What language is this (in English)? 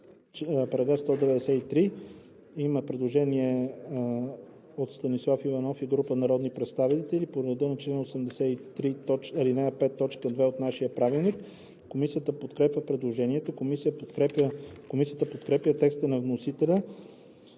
Bulgarian